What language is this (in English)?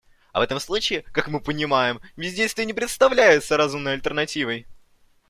Russian